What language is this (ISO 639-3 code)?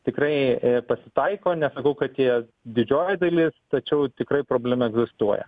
lit